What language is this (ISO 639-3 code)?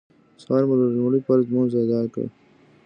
pus